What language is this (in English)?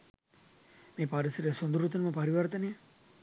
Sinhala